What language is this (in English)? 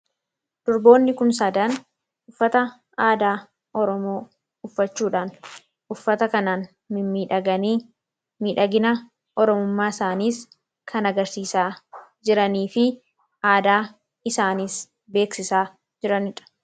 Oromo